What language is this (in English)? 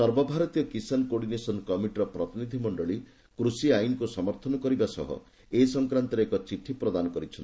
Odia